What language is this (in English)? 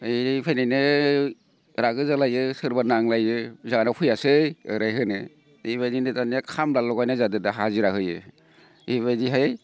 Bodo